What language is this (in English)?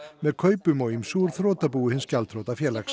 Icelandic